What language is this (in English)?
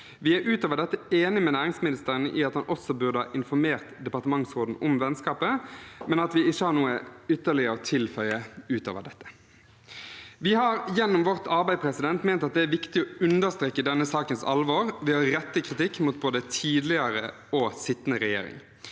Norwegian